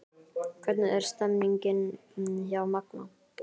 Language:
Icelandic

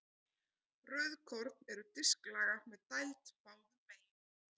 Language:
Icelandic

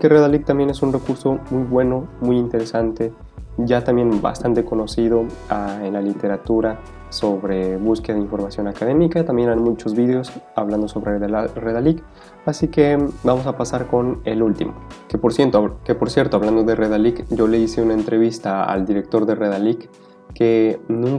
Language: Spanish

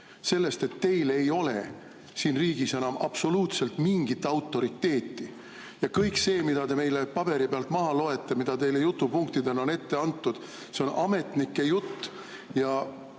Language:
Estonian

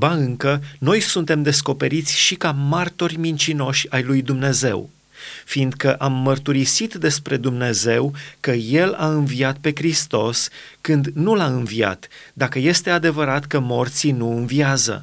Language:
Romanian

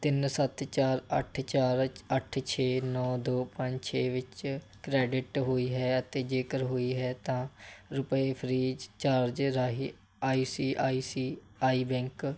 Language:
Punjabi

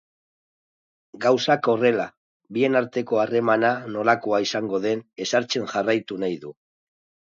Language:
Basque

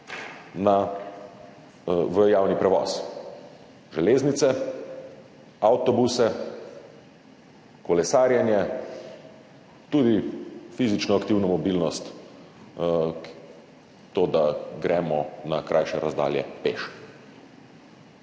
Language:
Slovenian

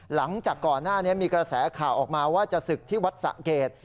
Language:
Thai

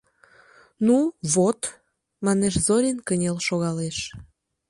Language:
Mari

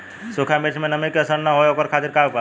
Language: Bhojpuri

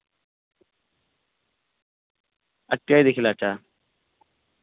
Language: Dogri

